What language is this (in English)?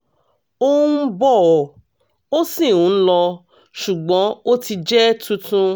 Yoruba